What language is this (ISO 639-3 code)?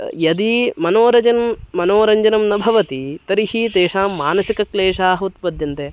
san